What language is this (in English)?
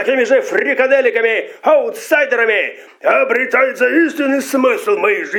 Russian